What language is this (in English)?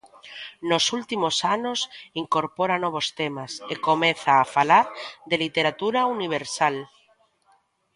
Galician